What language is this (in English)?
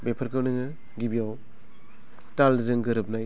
Bodo